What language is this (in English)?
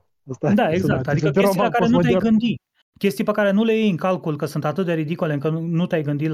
Romanian